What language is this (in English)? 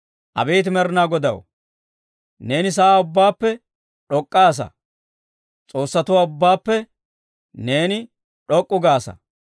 Dawro